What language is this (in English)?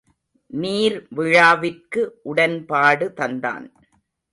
Tamil